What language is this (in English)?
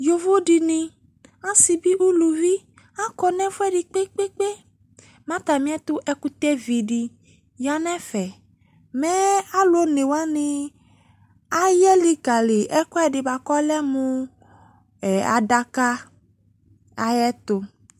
Ikposo